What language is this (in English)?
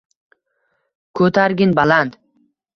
Uzbek